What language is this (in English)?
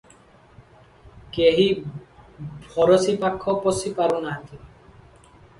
Odia